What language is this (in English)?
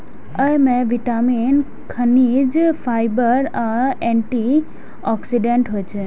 Maithili